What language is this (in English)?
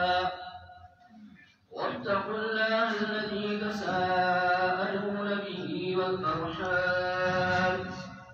Arabic